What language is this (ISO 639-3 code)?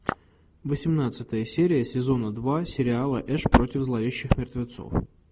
rus